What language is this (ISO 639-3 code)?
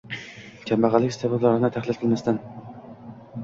uzb